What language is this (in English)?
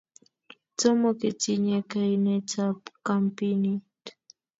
Kalenjin